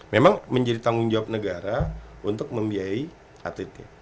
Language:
Indonesian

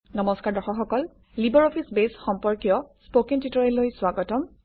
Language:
Assamese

